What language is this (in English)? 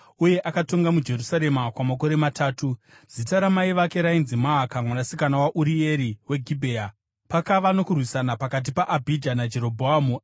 Shona